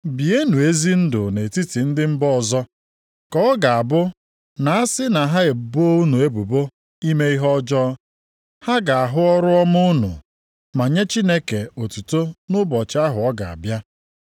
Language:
Igbo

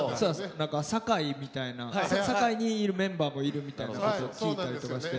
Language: Japanese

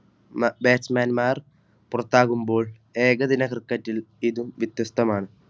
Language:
Malayalam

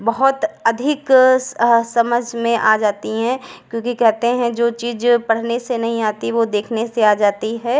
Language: Hindi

